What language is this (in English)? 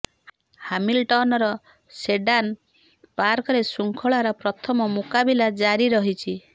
Odia